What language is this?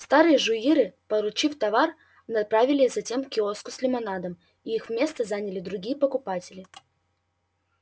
Russian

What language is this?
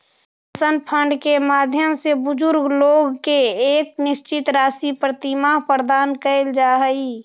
Magahi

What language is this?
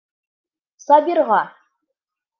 Bashkir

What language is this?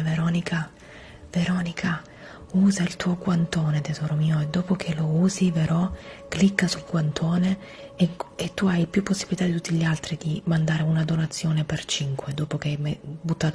Italian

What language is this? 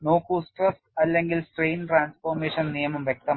Malayalam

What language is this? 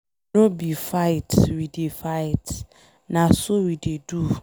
Nigerian Pidgin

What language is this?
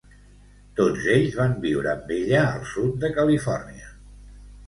Catalan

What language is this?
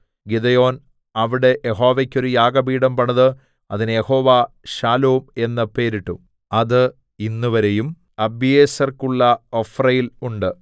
Malayalam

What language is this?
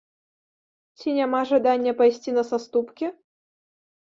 Belarusian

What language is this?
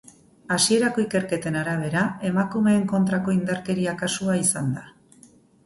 Basque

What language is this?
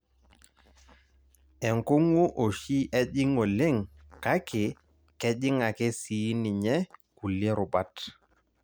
Masai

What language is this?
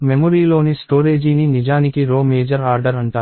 Telugu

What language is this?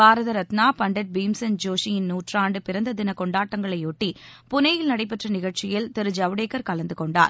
Tamil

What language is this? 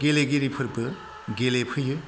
Bodo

